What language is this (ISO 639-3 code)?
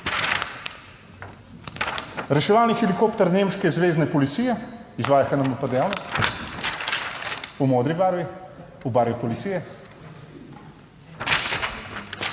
slv